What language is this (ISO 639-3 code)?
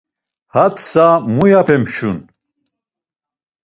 lzz